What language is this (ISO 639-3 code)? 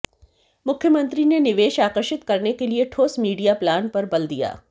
hin